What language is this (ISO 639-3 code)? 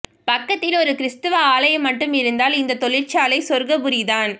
tam